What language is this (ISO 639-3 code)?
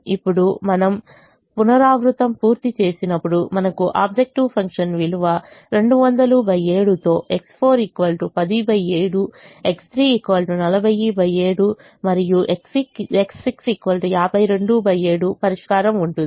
tel